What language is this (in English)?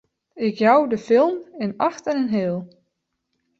Western Frisian